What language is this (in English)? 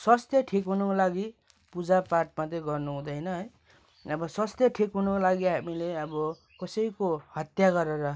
Nepali